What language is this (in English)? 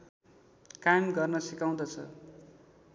Nepali